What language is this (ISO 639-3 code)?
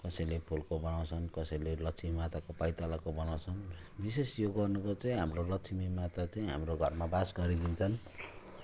nep